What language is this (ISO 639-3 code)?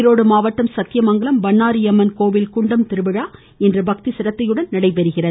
tam